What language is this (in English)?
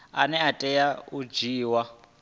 Venda